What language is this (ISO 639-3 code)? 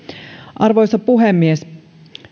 fin